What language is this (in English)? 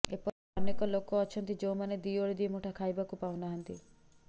Odia